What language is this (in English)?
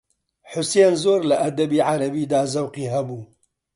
Central Kurdish